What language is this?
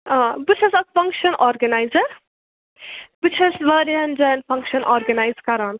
Kashmiri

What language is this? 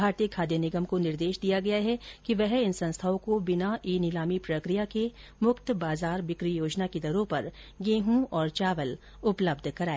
Hindi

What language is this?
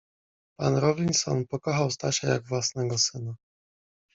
Polish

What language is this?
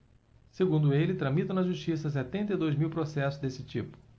Portuguese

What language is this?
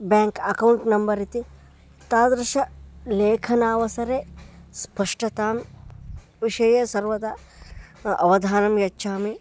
Sanskrit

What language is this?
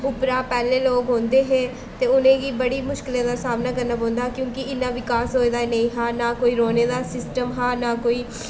Dogri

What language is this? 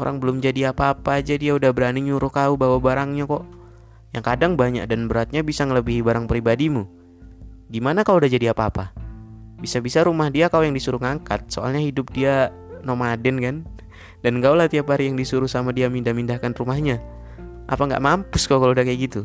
Indonesian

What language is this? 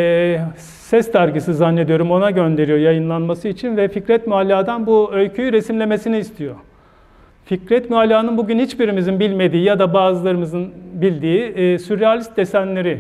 Turkish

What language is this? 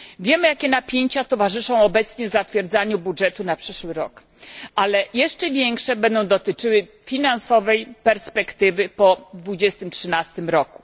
Polish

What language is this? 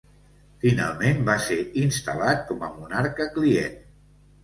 Catalan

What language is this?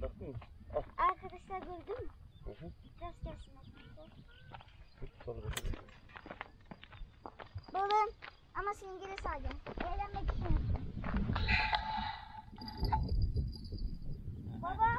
Turkish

